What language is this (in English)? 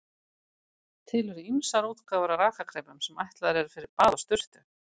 Icelandic